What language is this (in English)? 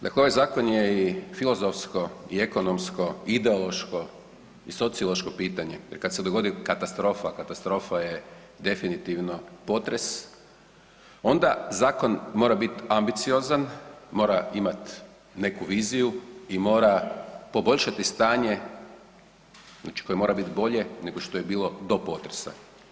Croatian